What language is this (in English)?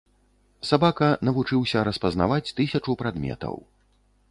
Belarusian